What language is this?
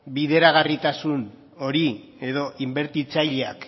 Basque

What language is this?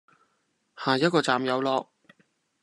Cantonese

